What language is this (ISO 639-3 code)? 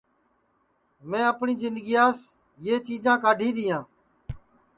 ssi